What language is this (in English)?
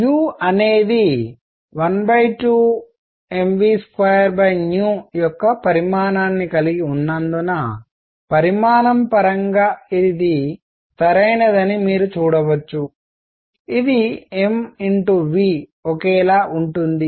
Telugu